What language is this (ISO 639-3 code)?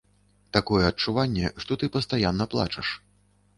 bel